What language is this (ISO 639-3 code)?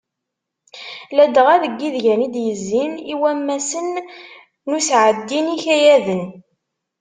kab